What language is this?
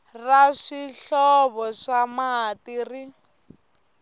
Tsonga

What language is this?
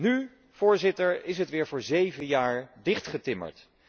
Dutch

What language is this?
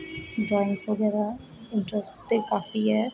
Dogri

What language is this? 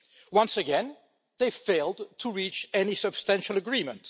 English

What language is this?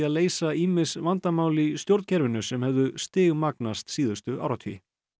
Icelandic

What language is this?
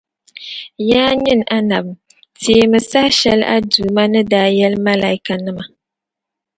Dagbani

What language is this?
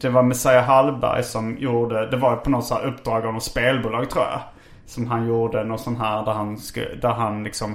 Swedish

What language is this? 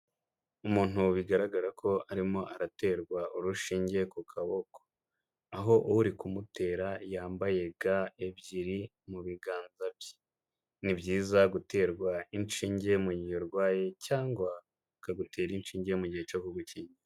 Kinyarwanda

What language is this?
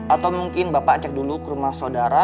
Indonesian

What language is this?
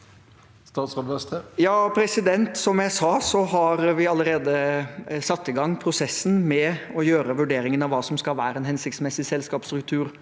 Norwegian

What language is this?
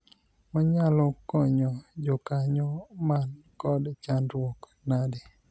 Luo (Kenya and Tanzania)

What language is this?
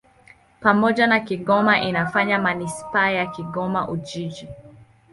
Swahili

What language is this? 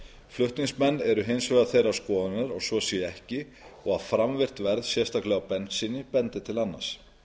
Icelandic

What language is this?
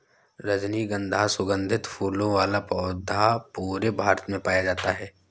Hindi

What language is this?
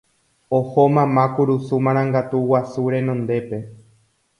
Guarani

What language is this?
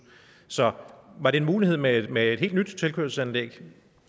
Danish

